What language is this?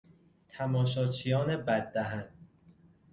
Persian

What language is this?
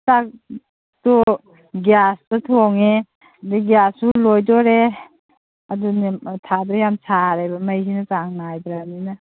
Manipuri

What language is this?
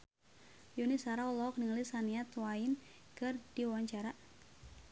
Sundanese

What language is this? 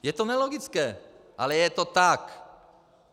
Czech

